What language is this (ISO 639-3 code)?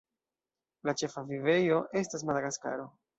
epo